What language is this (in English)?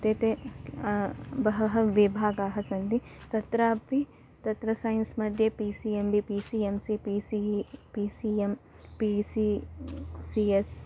Sanskrit